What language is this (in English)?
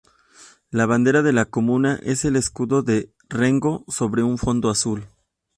Spanish